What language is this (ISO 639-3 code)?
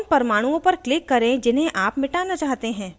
hin